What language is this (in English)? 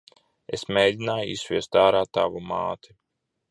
Latvian